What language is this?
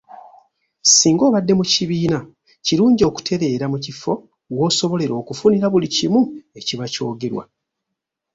Ganda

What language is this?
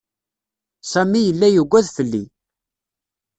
Kabyle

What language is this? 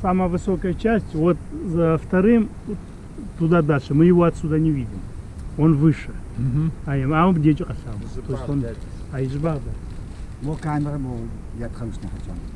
Russian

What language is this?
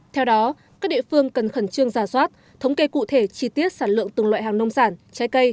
Vietnamese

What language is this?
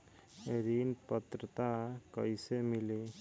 Bhojpuri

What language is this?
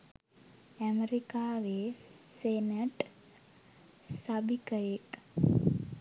Sinhala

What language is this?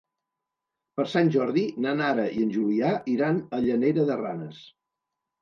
Catalan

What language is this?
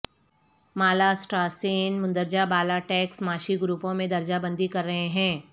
Urdu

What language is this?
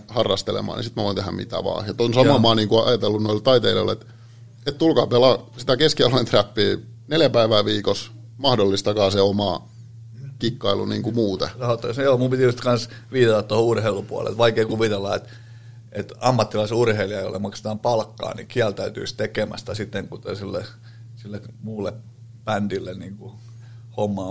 Finnish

